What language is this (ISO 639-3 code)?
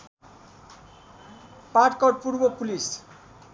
nep